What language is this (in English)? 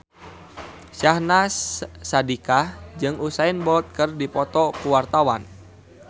Sundanese